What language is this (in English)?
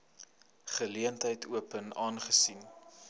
Afrikaans